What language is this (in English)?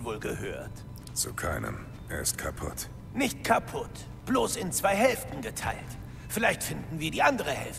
German